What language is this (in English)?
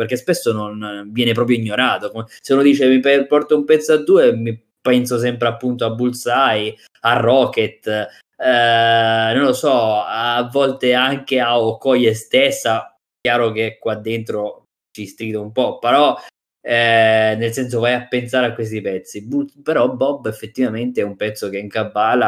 Italian